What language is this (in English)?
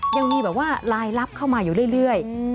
Thai